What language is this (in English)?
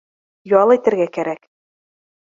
Bashkir